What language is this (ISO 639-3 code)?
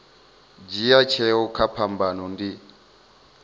ven